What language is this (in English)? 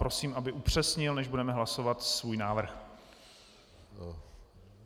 Czech